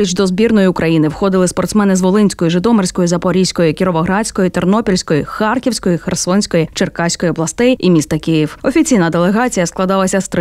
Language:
Ukrainian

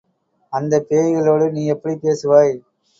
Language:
Tamil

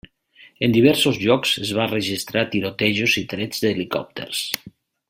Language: Catalan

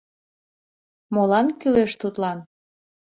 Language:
Mari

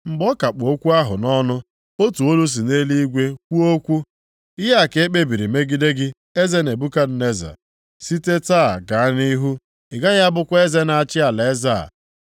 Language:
Igbo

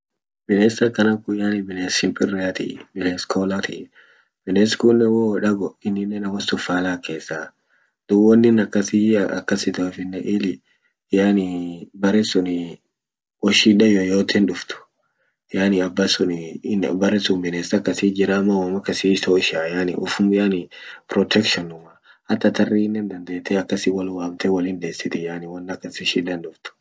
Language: Orma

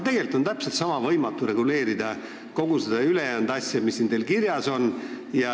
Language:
Estonian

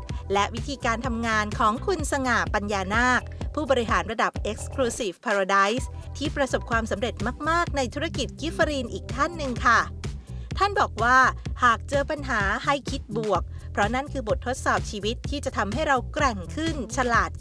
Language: Thai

